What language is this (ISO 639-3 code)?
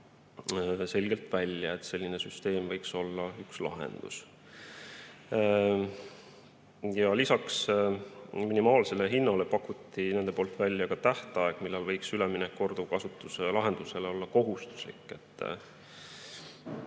est